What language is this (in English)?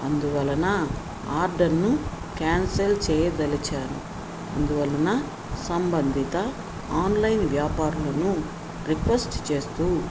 Telugu